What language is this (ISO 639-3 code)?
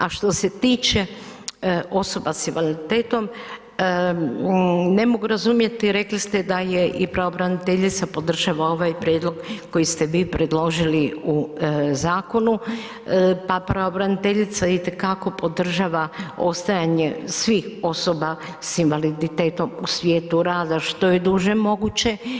hrv